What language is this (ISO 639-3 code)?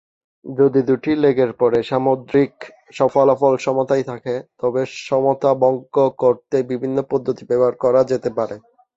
ben